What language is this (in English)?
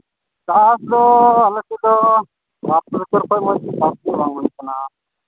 Santali